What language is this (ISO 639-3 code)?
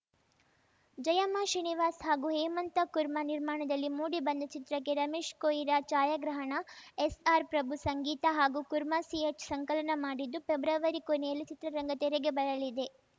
kan